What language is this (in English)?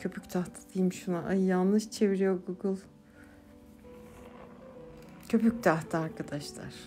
Turkish